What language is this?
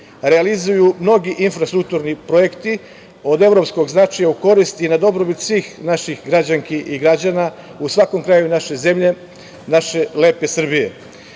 Serbian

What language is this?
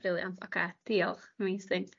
Welsh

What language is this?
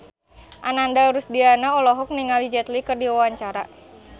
Sundanese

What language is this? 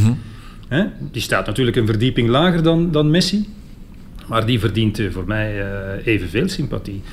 Dutch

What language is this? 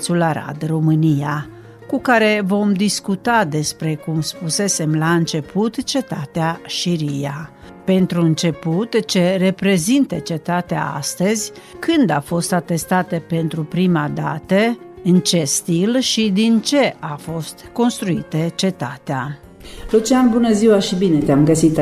Romanian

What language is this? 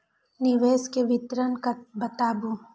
Maithili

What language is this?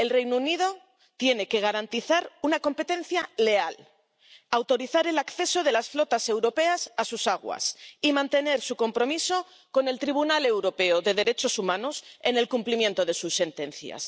Spanish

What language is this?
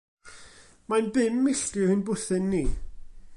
Welsh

